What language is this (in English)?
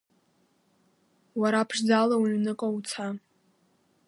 Abkhazian